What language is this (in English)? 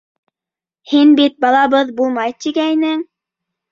Bashkir